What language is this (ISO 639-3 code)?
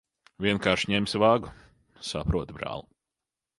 lav